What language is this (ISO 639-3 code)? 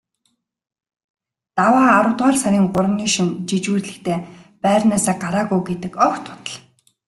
mon